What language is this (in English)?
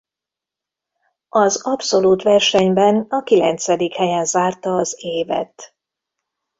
Hungarian